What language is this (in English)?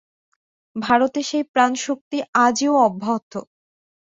Bangla